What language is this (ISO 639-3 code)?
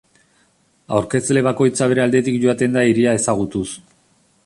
eus